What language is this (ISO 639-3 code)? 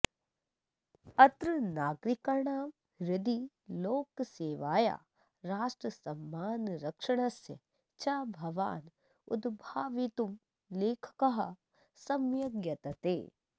san